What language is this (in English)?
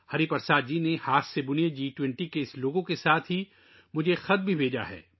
Urdu